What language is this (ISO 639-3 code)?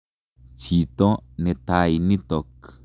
kln